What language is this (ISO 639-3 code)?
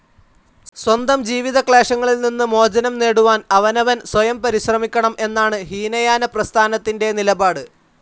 mal